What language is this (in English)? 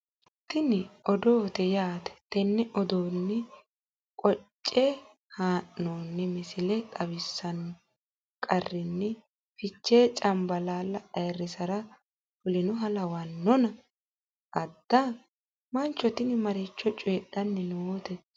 Sidamo